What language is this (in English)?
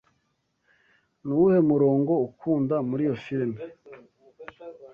Kinyarwanda